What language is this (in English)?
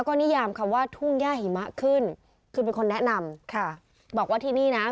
Thai